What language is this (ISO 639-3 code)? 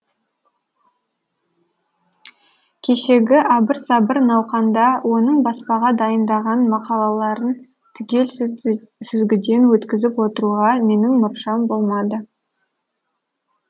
kaz